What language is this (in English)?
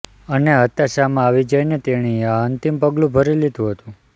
Gujarati